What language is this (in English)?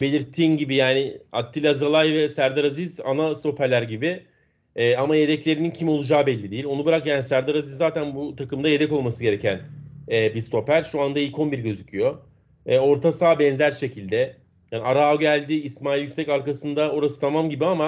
Turkish